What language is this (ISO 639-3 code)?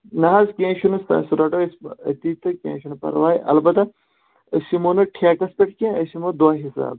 kas